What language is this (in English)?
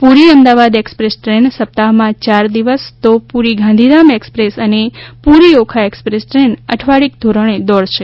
Gujarati